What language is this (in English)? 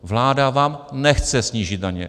Czech